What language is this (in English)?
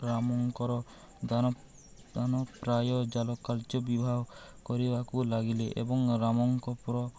Odia